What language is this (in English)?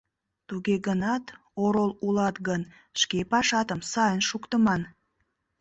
Mari